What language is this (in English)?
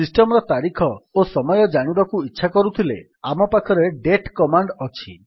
Odia